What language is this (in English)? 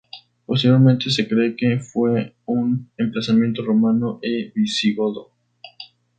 Spanish